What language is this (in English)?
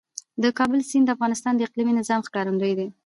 Pashto